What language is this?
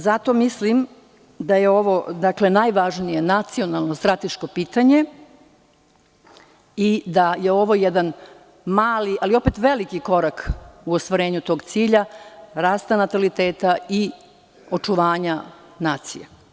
Serbian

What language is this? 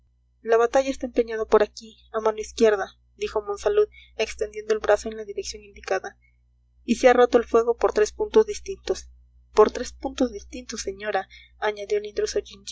Spanish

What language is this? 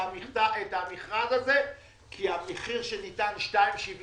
Hebrew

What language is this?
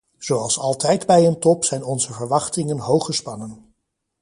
Dutch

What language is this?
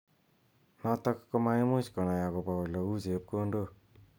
Kalenjin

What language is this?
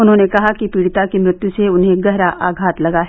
Hindi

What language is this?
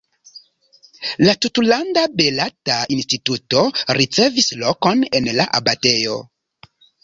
Esperanto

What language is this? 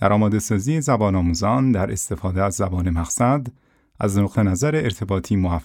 Persian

